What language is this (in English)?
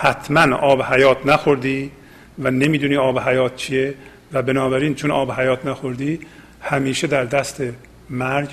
Persian